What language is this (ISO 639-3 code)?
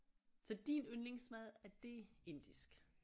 dan